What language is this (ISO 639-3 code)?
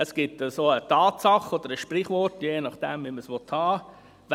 gsw